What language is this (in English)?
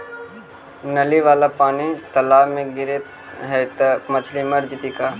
Magahi